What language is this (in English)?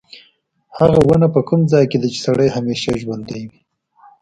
Pashto